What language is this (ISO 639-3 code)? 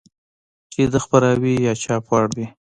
pus